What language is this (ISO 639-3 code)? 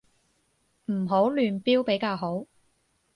yue